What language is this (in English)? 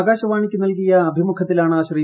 Malayalam